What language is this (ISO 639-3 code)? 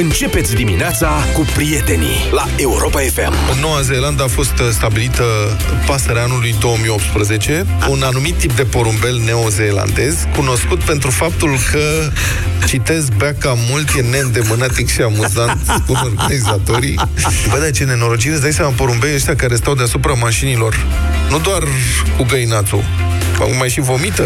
ron